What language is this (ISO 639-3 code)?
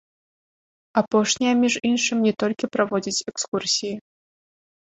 bel